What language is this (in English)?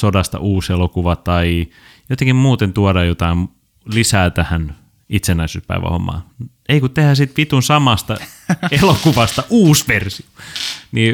Finnish